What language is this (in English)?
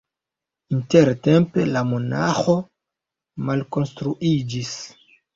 Esperanto